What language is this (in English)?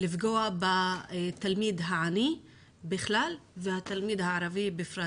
Hebrew